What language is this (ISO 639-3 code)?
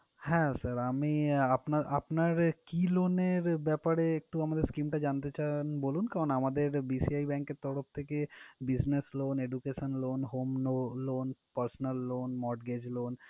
ben